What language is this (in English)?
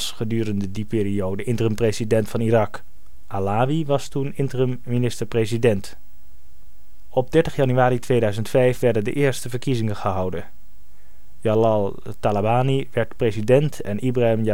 Dutch